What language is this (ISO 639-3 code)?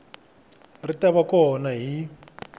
tso